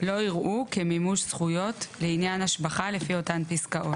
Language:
Hebrew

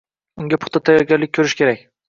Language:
Uzbek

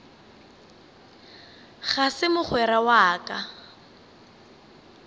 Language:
Northern Sotho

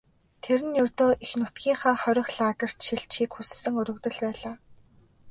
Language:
Mongolian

